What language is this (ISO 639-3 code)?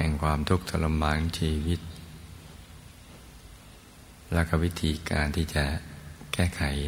tha